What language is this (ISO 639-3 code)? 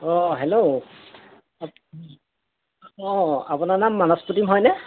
asm